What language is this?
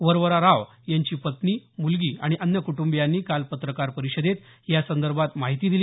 Marathi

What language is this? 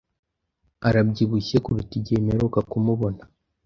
Kinyarwanda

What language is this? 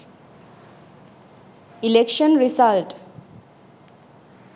Sinhala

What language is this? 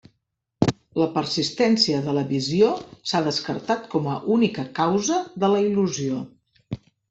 Catalan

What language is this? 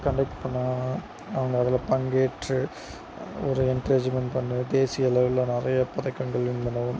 Tamil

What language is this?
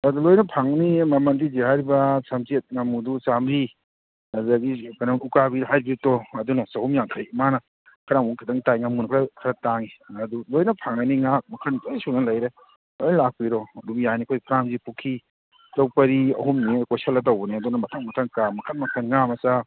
Manipuri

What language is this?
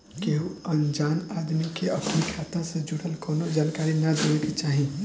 Bhojpuri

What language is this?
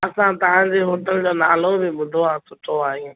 Sindhi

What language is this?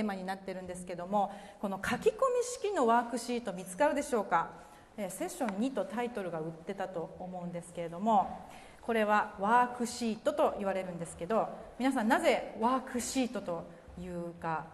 Japanese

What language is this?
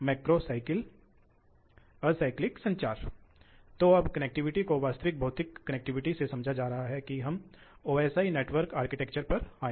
Hindi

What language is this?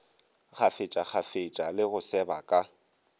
Northern Sotho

